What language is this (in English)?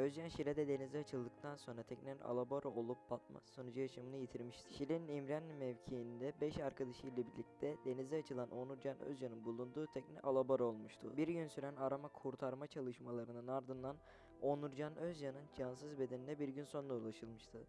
Turkish